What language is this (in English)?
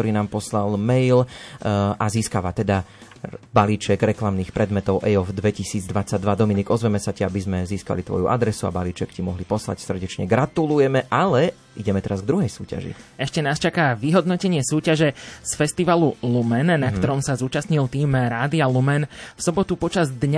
Slovak